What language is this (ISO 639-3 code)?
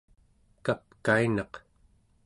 esu